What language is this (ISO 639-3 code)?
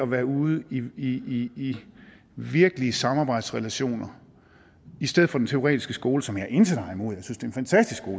dan